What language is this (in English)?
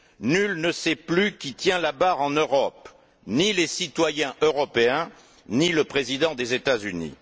French